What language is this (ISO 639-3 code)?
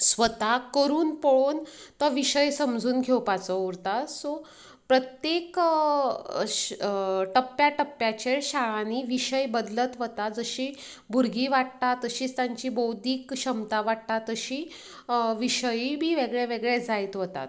kok